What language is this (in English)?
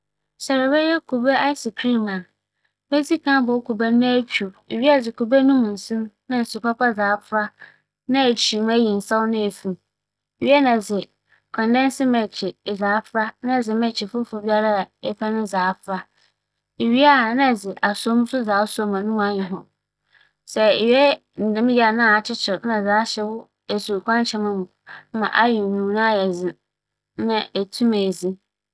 Akan